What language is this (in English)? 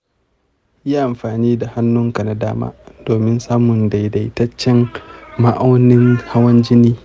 Hausa